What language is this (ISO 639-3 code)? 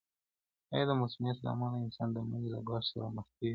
pus